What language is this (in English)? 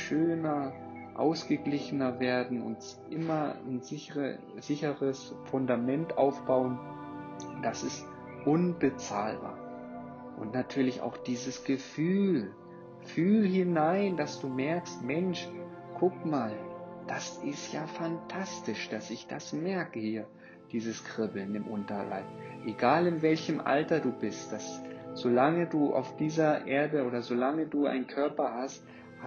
German